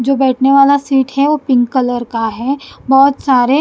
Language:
Hindi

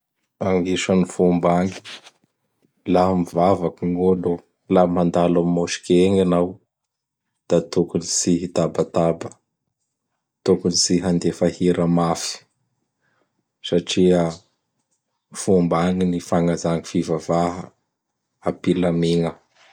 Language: Bara Malagasy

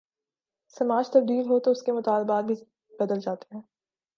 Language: Urdu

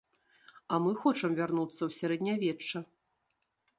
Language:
Belarusian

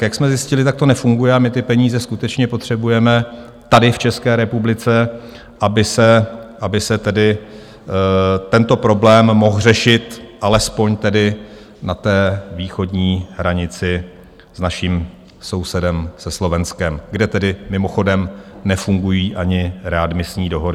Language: Czech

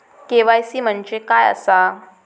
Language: Marathi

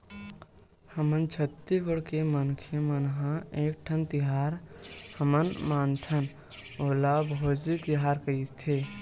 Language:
Chhattisgarhi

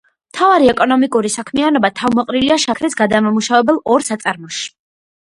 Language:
Georgian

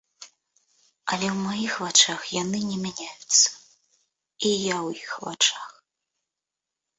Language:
Belarusian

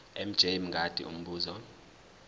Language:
Zulu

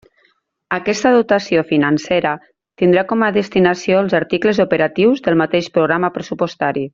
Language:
Catalan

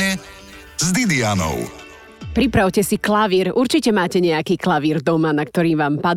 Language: Slovak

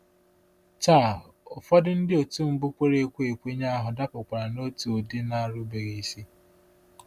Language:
Igbo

